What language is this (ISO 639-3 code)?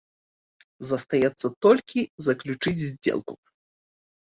bel